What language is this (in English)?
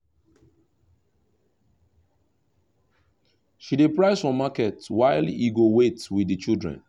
Nigerian Pidgin